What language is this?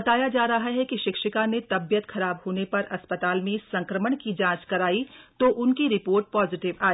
Hindi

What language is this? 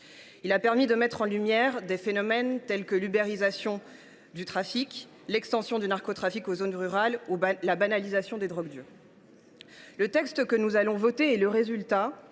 French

